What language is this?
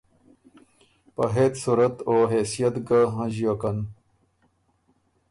Ormuri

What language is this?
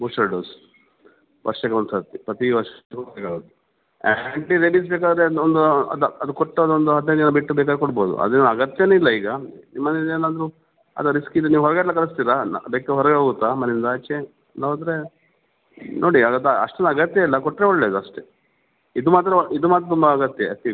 Kannada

